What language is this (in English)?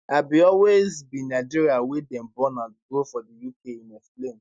Nigerian Pidgin